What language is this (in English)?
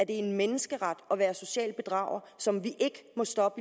Danish